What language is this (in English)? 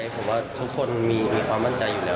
Thai